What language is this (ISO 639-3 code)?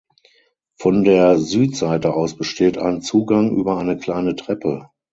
deu